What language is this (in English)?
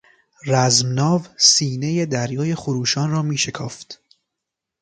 Persian